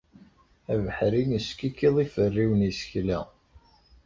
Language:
Kabyle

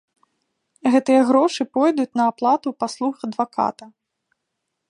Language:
Belarusian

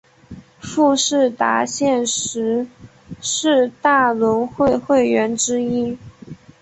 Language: Chinese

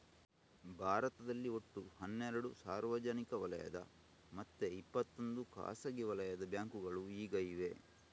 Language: Kannada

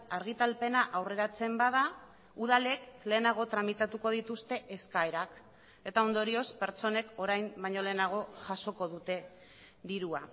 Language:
Basque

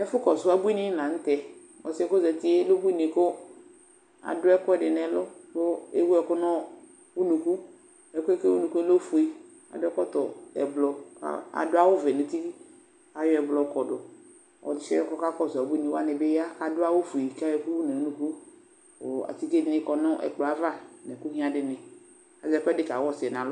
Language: Ikposo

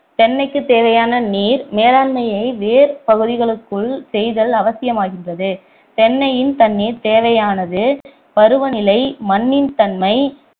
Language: Tamil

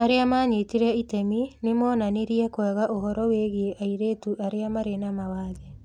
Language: Kikuyu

